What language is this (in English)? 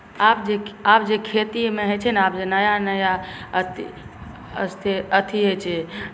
Maithili